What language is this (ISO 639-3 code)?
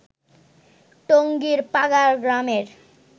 ben